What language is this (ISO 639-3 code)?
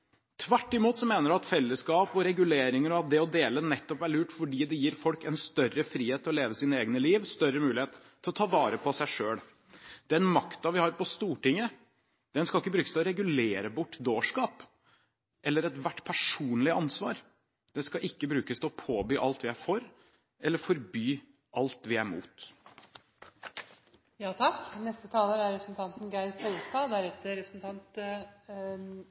nob